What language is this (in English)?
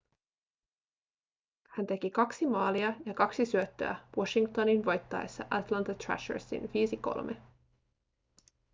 Finnish